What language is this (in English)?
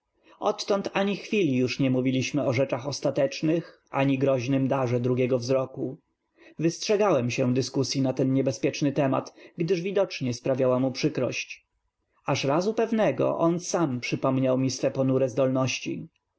Polish